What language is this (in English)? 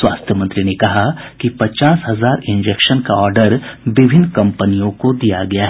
Hindi